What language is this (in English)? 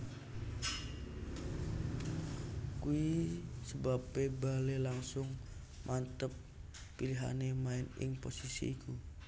Javanese